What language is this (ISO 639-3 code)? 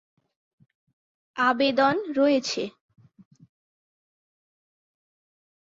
ben